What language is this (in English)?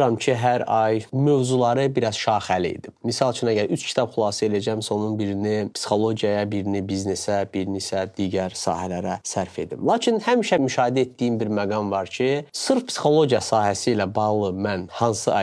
Turkish